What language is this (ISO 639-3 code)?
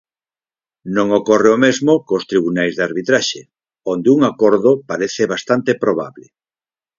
glg